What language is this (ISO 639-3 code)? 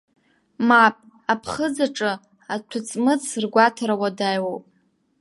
abk